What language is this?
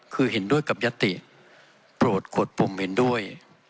Thai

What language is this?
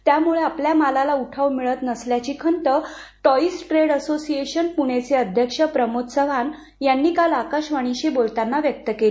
Marathi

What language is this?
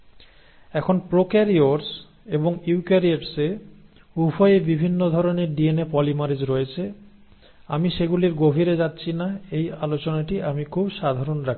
Bangla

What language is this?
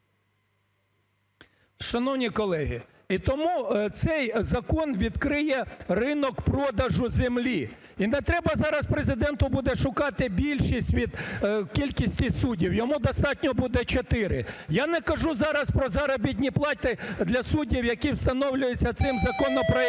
Ukrainian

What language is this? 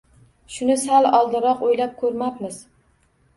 Uzbek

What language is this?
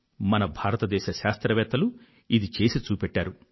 Telugu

